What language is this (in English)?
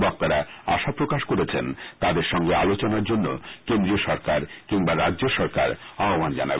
Bangla